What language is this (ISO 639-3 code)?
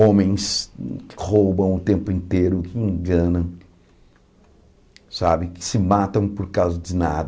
por